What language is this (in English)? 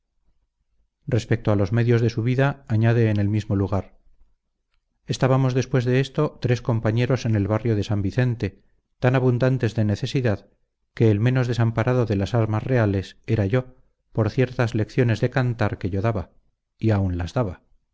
Spanish